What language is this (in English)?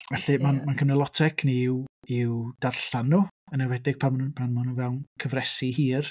Welsh